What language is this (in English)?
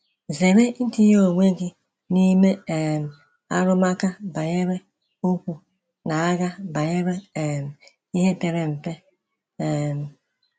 Igbo